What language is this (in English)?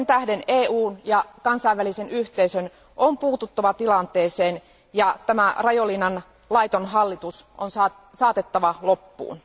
Finnish